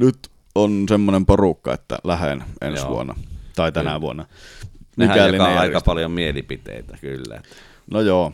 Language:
Finnish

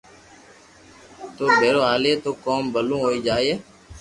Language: Loarki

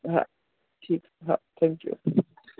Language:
Marathi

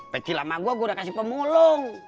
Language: Indonesian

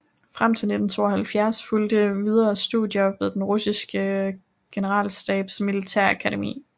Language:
Danish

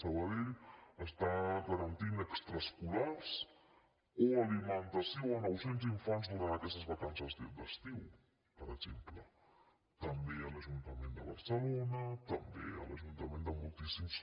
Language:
Catalan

